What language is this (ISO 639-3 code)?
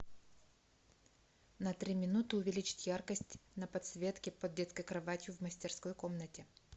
rus